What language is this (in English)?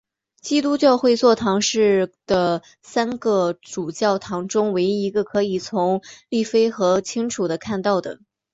Chinese